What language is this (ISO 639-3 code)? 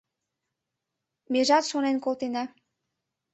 chm